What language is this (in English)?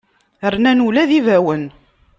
Kabyle